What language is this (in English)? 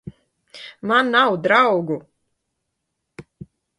Latvian